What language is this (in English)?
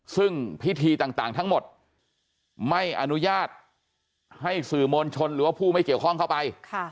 Thai